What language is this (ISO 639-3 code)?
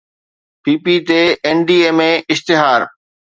snd